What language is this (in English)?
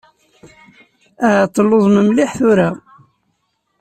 Kabyle